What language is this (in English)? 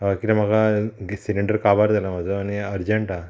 Konkani